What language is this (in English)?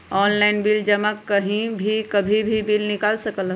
Magahi